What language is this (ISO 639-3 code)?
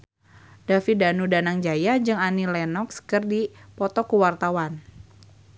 sun